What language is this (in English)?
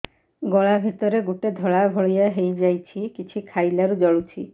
Odia